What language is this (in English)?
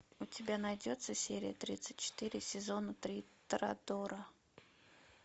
Russian